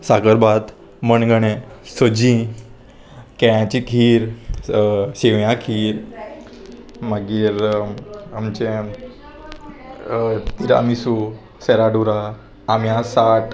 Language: Konkani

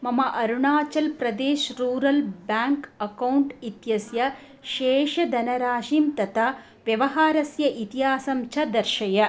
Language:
Sanskrit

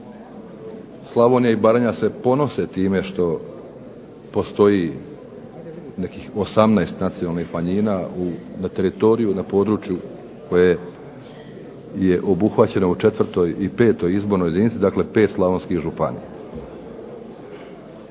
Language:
Croatian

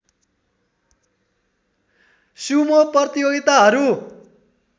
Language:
Nepali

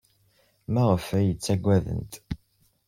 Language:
Kabyle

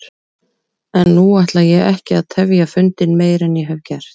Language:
Icelandic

